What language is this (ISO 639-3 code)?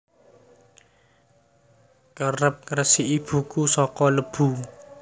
jav